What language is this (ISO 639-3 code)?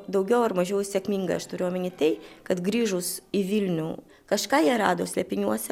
lit